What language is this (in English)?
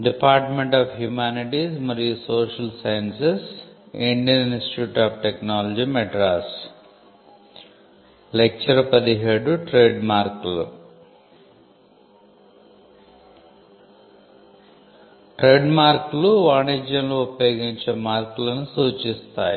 Telugu